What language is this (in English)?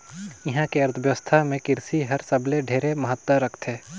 Chhattisgarhi